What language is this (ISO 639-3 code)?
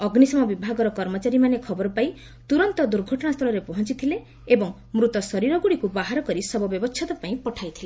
ori